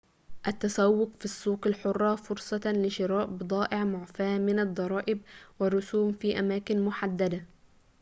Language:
Arabic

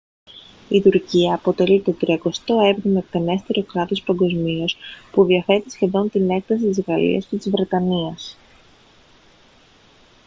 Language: Greek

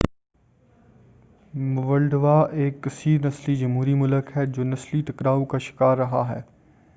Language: Urdu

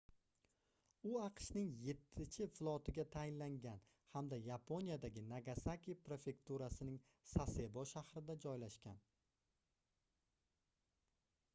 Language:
Uzbek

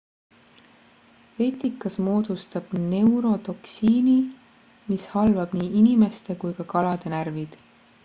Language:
Estonian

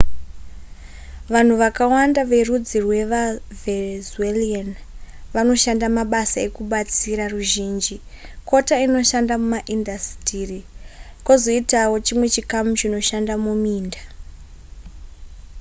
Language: Shona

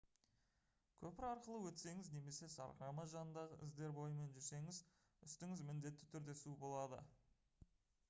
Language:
Kazakh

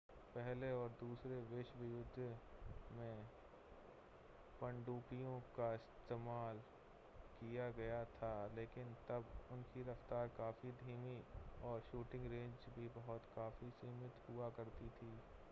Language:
Hindi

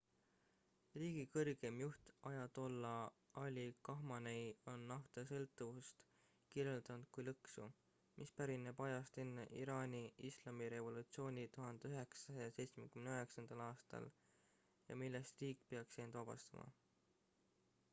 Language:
Estonian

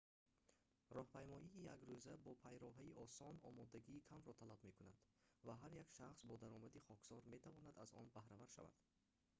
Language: Tajik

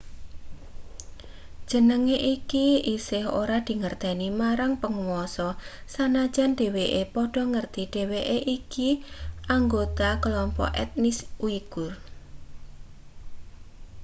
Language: Javanese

